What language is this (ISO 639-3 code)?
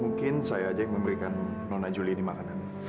ind